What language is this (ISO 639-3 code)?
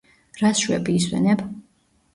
kat